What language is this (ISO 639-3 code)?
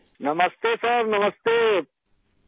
urd